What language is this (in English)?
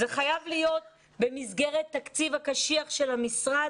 Hebrew